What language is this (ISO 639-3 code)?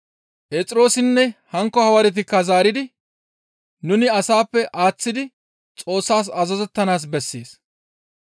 gmv